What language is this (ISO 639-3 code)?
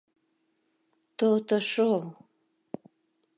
chm